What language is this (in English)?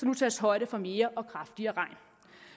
Danish